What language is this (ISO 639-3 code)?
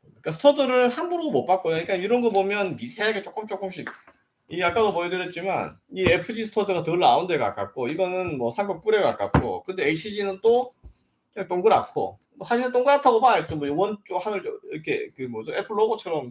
kor